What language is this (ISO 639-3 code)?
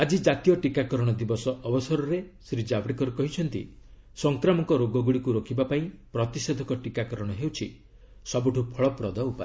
ori